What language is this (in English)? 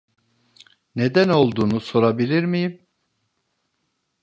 Turkish